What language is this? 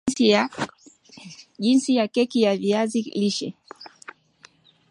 Swahili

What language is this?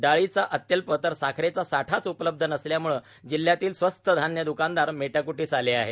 Marathi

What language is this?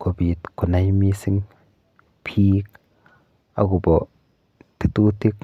Kalenjin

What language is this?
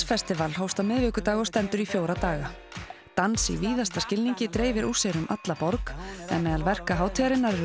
Icelandic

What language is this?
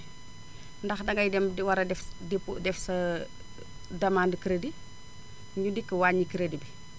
Wolof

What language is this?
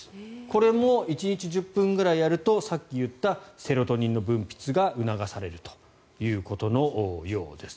Japanese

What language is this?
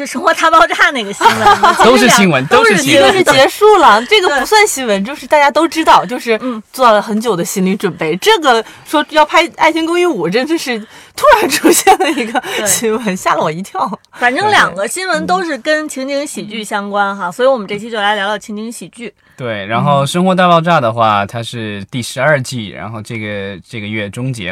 Chinese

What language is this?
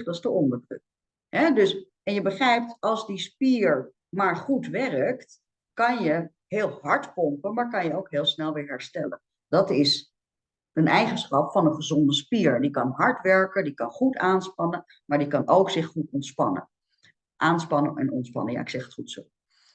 Dutch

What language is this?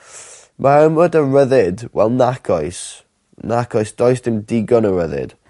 Welsh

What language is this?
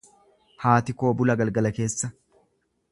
Oromo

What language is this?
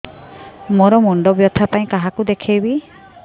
Odia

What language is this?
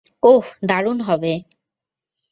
Bangla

